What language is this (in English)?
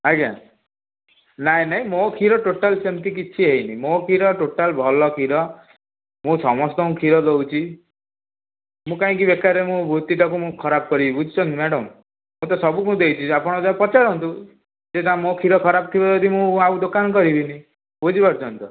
Odia